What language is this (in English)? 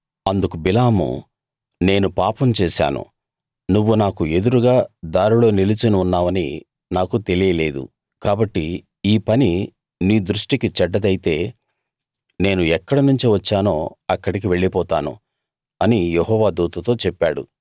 Telugu